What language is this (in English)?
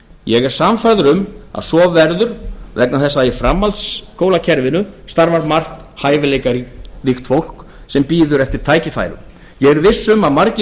Icelandic